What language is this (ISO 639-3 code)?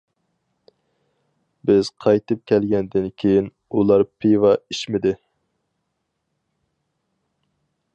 uig